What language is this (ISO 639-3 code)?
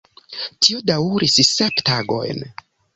epo